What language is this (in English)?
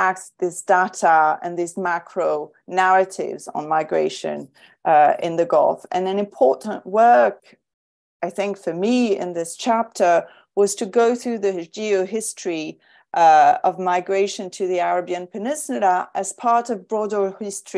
English